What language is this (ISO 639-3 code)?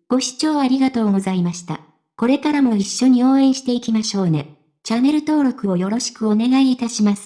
jpn